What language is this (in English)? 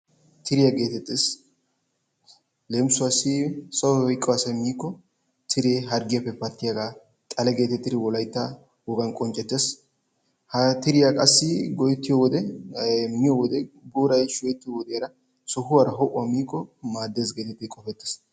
Wolaytta